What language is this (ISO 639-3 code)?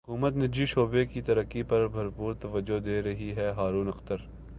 urd